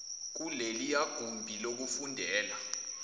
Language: Zulu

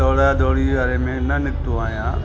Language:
Sindhi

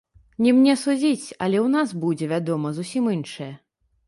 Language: Belarusian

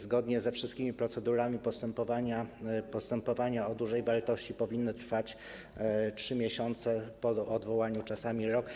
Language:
Polish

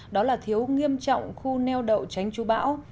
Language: Vietnamese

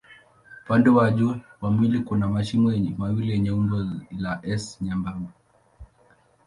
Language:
Swahili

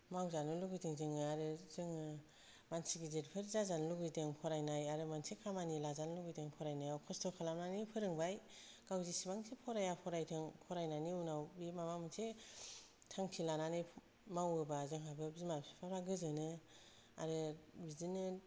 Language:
Bodo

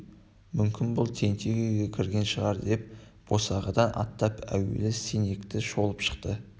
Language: Kazakh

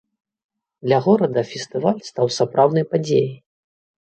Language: Belarusian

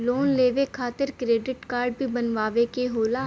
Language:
Bhojpuri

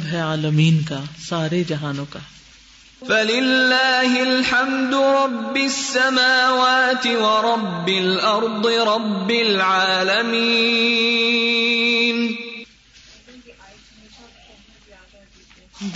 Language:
Urdu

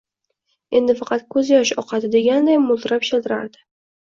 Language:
Uzbek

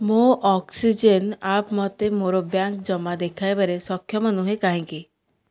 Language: Odia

